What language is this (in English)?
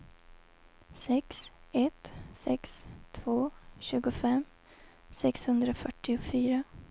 Swedish